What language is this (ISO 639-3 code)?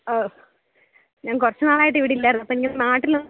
mal